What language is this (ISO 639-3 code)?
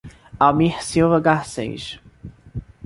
por